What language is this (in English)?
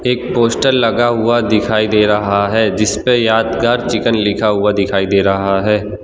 Hindi